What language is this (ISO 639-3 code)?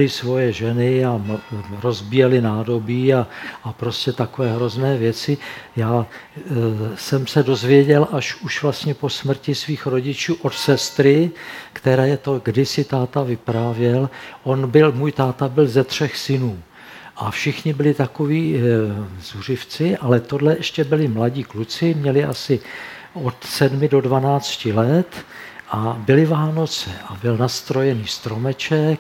ces